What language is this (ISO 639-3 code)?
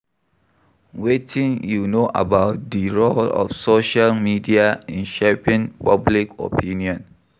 pcm